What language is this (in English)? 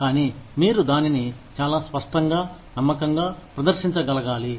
Telugu